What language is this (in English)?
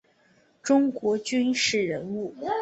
Chinese